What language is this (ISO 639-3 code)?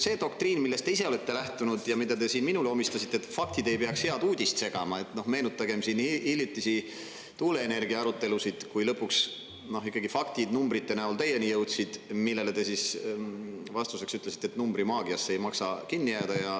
est